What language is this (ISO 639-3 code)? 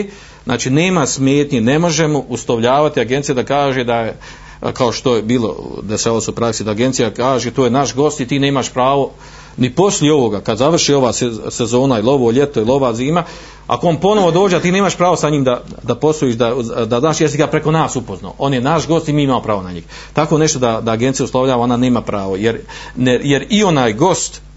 hrv